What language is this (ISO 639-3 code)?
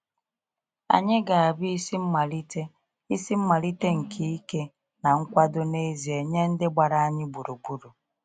ibo